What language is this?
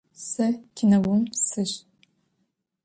Adyghe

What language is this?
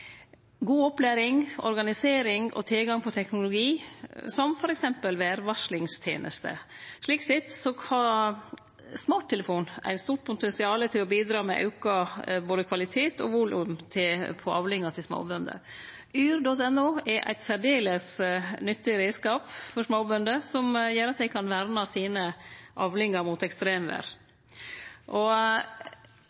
Norwegian Nynorsk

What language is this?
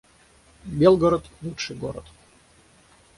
Russian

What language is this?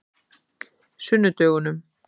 Icelandic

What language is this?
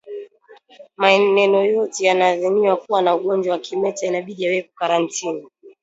Swahili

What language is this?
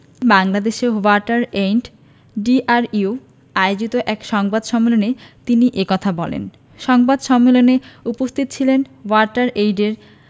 Bangla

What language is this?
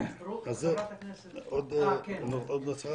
Hebrew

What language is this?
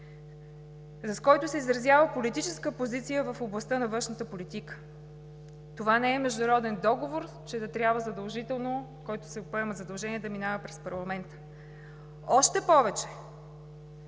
Bulgarian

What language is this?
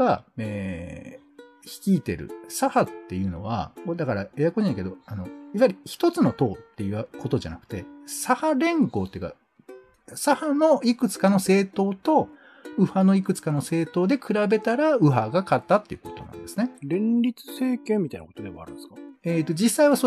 Japanese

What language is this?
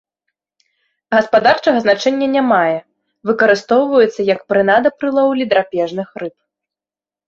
Belarusian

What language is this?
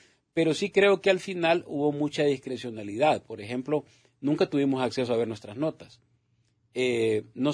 Spanish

